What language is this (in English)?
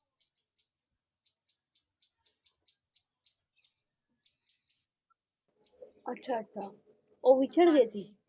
Punjabi